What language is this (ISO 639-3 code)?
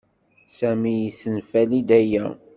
kab